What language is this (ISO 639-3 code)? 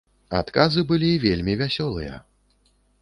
bel